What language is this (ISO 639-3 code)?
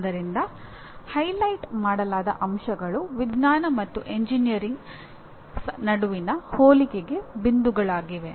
kan